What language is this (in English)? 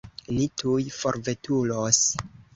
Esperanto